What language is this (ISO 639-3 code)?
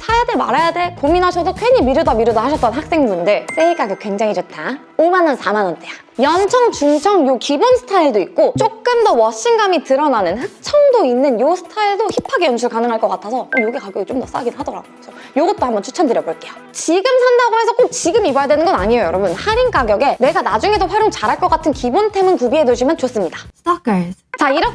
kor